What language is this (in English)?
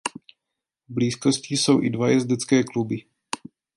Czech